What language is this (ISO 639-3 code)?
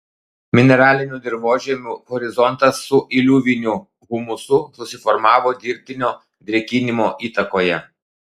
lit